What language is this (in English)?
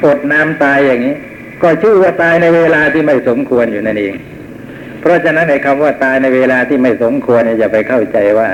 Thai